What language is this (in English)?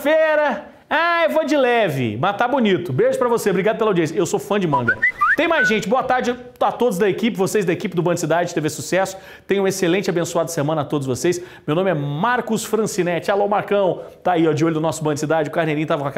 Portuguese